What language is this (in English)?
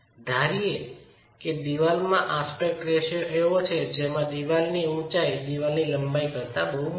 Gujarati